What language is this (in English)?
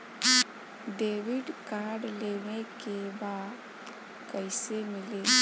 Bhojpuri